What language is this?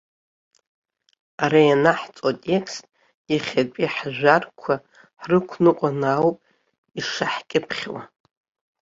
Abkhazian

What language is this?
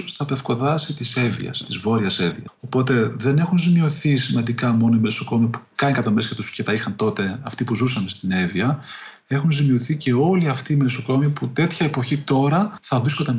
Greek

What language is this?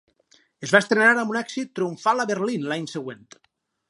Catalan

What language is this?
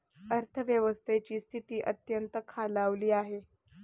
Marathi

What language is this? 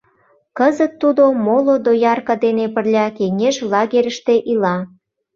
Mari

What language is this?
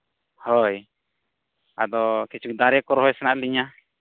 Santali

